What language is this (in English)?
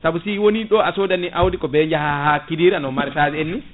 Fula